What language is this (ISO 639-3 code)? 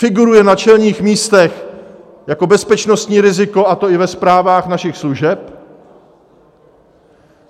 ces